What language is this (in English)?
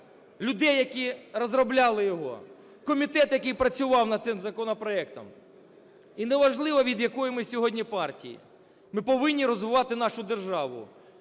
Ukrainian